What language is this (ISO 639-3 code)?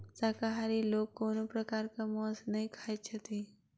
mai